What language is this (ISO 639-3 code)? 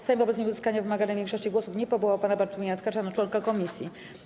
pol